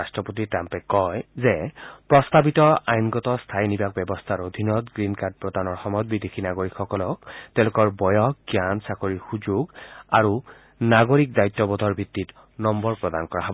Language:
Assamese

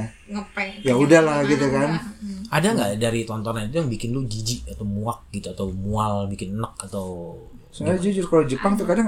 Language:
Indonesian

